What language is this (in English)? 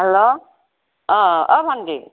Assamese